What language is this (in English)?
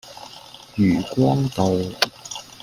Cantonese